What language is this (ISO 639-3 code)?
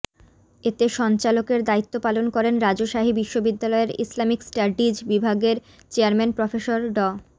ben